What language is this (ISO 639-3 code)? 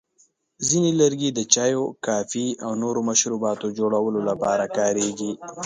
pus